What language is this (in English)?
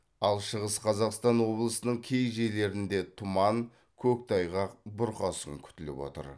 Kazakh